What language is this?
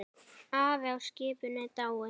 Icelandic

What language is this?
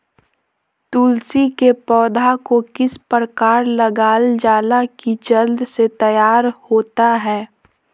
Magahi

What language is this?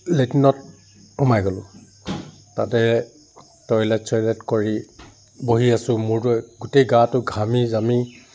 Assamese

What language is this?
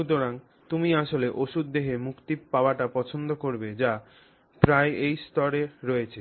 Bangla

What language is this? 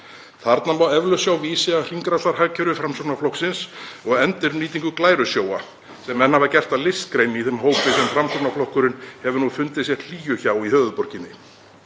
Icelandic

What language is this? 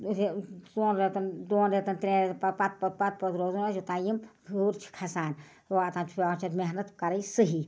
Kashmiri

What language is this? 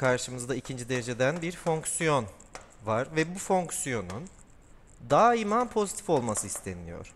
Turkish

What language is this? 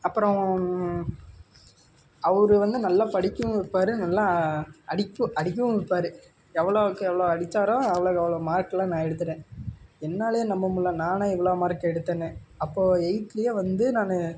Tamil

